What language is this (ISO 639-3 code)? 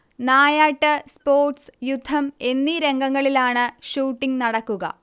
mal